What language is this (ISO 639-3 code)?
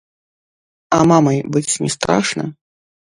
bel